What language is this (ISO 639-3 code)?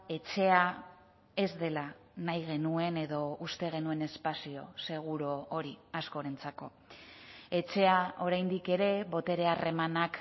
eus